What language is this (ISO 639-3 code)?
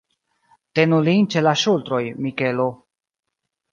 epo